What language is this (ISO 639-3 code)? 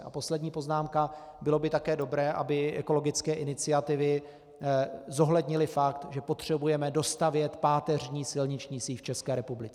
ces